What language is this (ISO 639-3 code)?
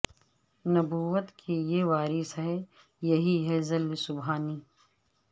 urd